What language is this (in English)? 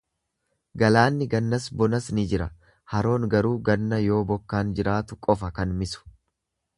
Oromo